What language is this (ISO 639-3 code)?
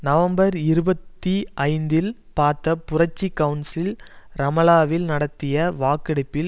tam